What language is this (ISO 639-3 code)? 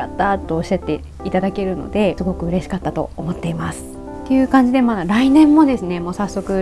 jpn